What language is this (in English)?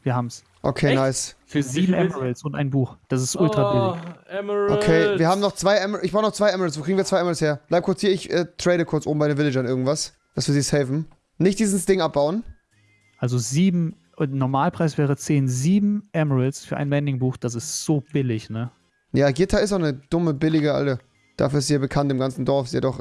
German